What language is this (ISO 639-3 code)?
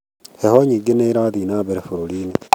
kik